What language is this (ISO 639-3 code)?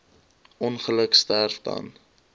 afr